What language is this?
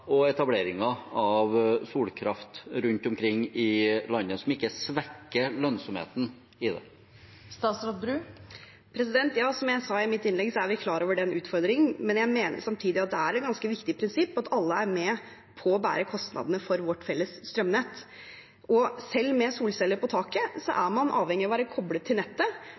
Norwegian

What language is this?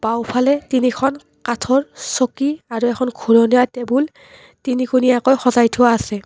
Assamese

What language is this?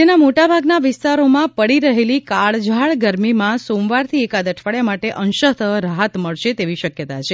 Gujarati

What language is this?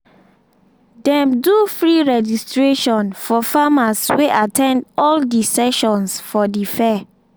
Nigerian Pidgin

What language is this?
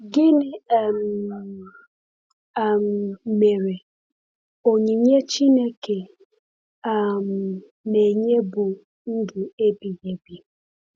Igbo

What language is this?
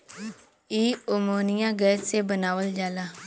Bhojpuri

